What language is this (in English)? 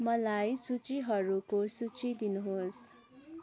Nepali